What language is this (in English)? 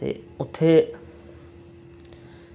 Dogri